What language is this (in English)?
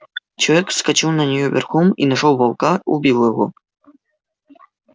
Russian